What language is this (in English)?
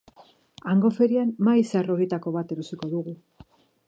Basque